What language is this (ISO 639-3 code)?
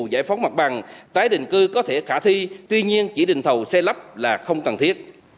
vie